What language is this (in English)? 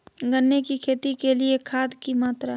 Magahi